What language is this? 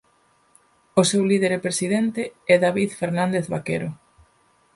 Galician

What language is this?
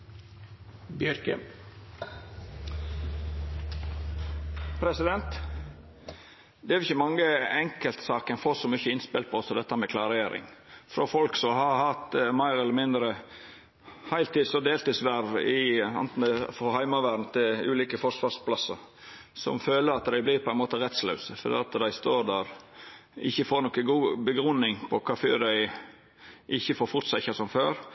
Norwegian Nynorsk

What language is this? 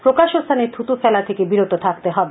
Bangla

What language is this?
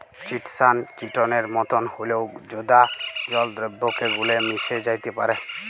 Bangla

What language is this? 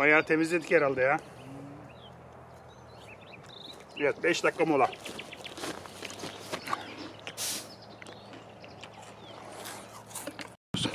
Turkish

